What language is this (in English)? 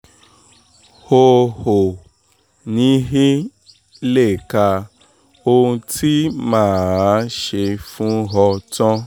Yoruba